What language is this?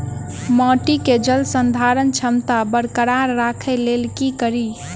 Maithili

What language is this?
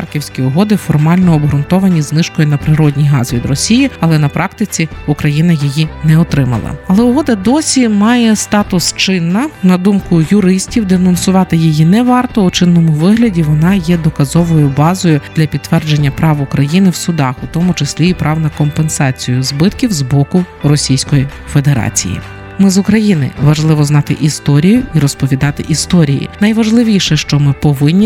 Ukrainian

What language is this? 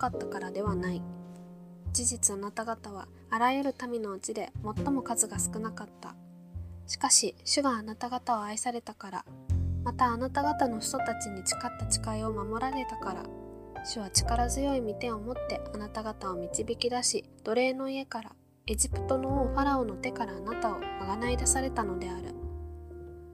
Japanese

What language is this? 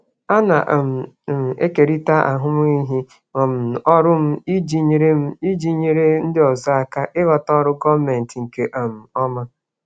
Igbo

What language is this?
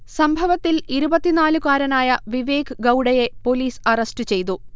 Malayalam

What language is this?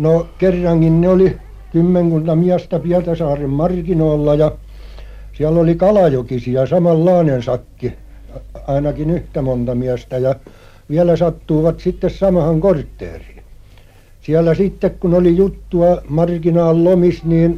Finnish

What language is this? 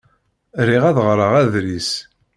Kabyle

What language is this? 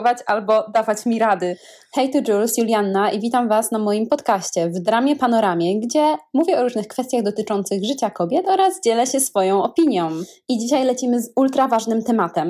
Polish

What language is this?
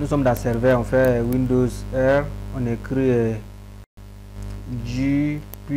French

